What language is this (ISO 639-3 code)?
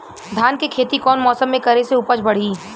bho